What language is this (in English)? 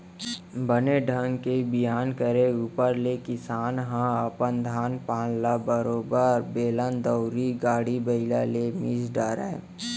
Chhattisgarhi